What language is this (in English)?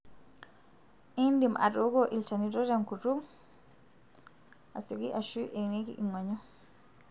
Masai